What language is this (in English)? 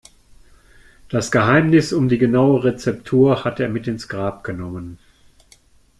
German